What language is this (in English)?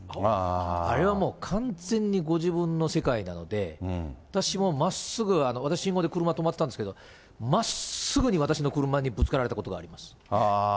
Japanese